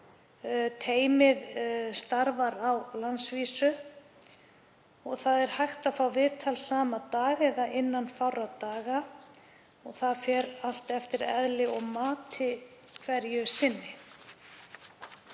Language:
Icelandic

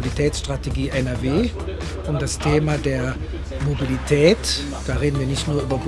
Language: German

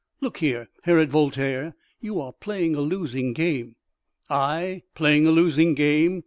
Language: English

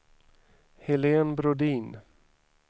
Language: Swedish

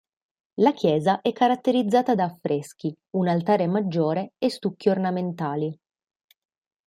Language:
Italian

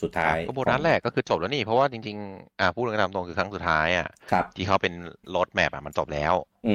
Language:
Thai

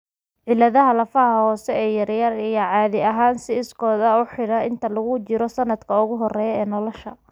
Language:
Somali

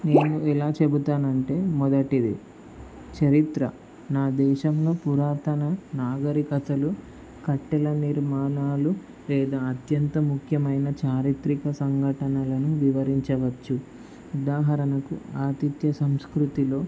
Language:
Telugu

